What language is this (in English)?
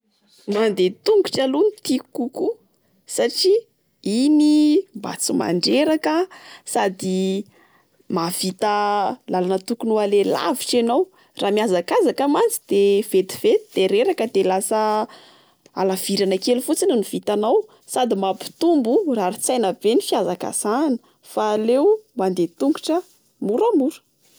Malagasy